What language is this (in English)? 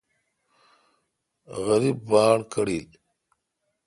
Kalkoti